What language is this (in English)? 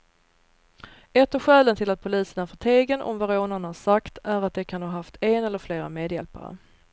Swedish